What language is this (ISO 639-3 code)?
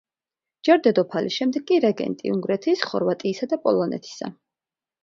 kat